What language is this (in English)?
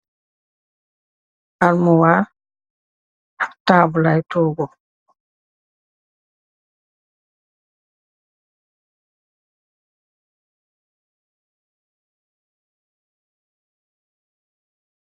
Wolof